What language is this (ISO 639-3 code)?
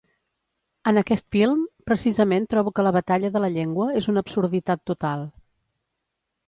cat